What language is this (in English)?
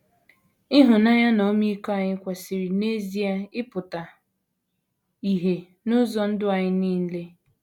Igbo